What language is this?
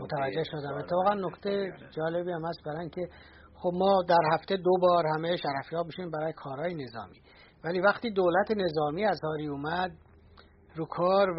Persian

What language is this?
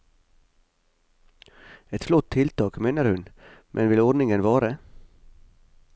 Norwegian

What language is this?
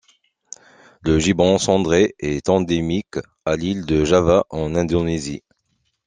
French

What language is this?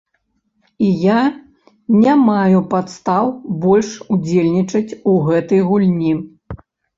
Belarusian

